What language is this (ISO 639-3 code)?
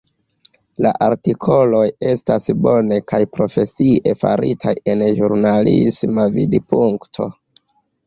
epo